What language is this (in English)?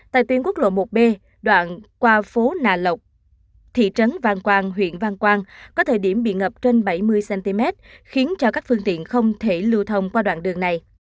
Vietnamese